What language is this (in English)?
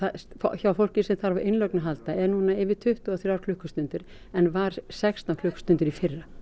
Icelandic